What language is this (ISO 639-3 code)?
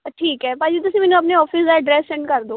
pan